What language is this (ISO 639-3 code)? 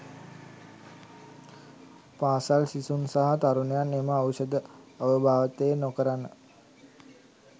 sin